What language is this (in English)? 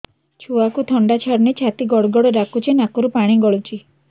Odia